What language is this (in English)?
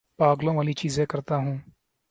Urdu